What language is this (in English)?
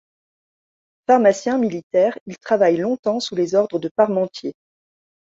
French